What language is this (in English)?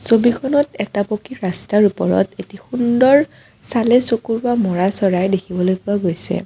Assamese